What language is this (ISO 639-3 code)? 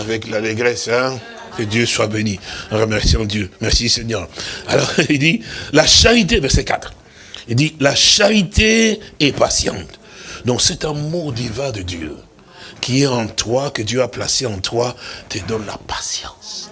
fra